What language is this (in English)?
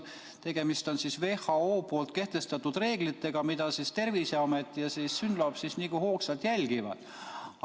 Estonian